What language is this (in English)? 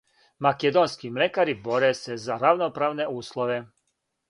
Serbian